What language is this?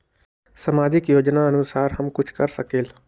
Magahi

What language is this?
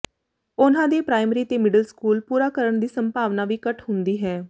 Punjabi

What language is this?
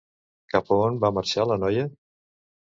Catalan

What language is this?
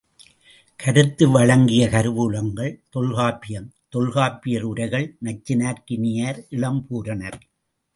Tamil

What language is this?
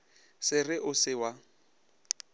Northern Sotho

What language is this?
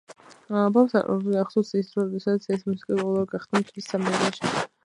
Georgian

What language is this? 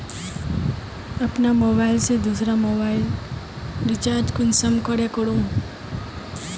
Magahi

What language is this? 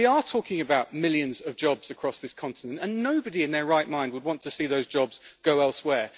English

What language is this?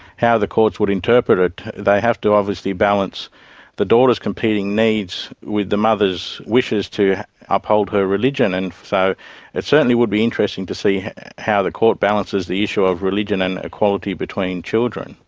English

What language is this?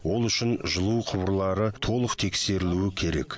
Kazakh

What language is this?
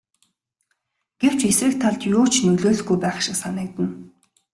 Mongolian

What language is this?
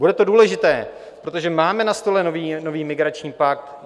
Czech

